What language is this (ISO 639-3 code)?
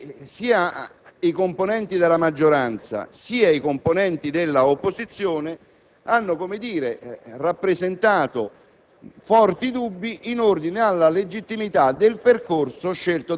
ita